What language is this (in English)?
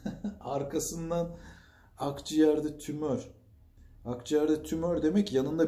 Turkish